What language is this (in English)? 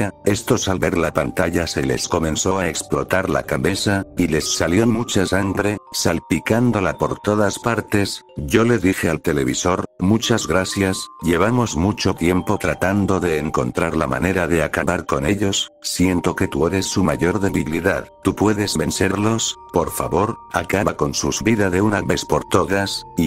Spanish